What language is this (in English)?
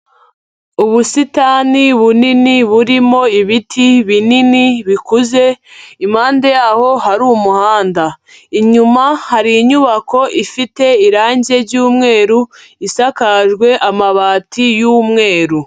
Kinyarwanda